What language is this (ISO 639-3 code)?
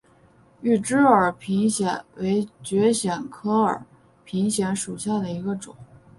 zho